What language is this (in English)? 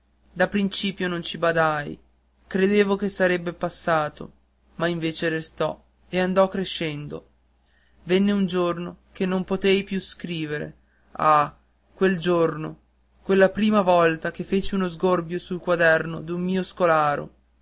Italian